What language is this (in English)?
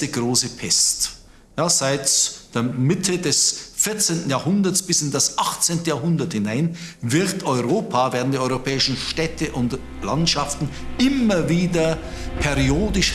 German